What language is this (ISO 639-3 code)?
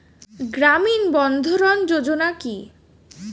ben